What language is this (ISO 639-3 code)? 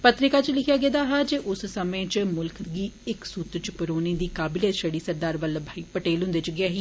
doi